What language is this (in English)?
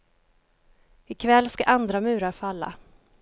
Swedish